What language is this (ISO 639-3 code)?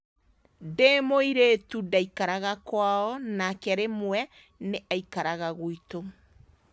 kik